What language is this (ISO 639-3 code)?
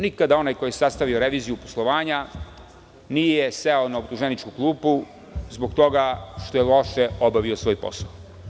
srp